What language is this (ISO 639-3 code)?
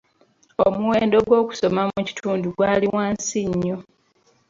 lug